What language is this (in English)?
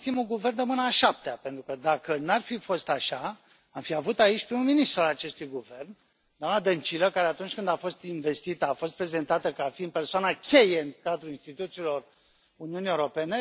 Romanian